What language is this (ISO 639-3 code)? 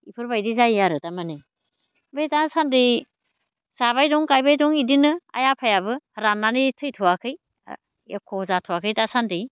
brx